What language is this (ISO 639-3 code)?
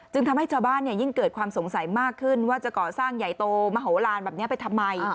tha